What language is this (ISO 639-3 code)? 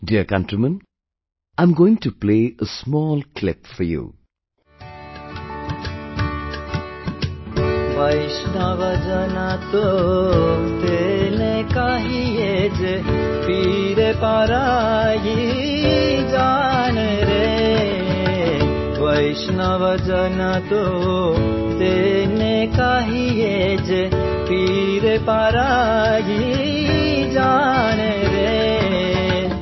eng